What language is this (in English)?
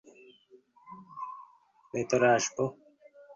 Bangla